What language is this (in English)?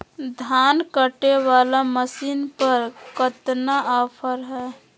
Magahi